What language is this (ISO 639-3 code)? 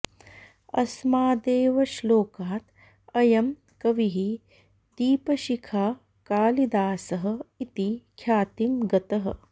san